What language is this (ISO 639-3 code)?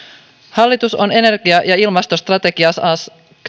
fin